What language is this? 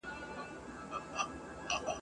Pashto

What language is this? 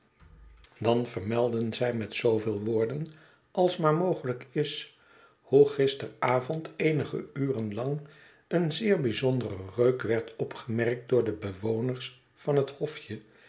Dutch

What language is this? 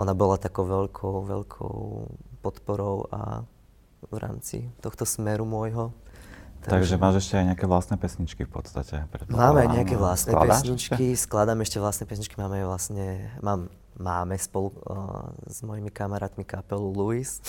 Slovak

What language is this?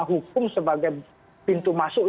Indonesian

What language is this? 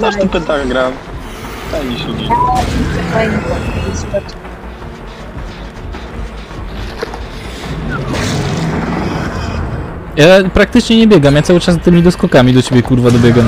Polish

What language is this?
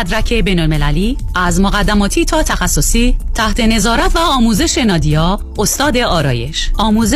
Persian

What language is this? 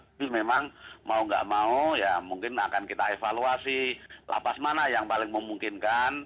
Indonesian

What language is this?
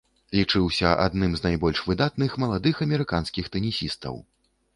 Belarusian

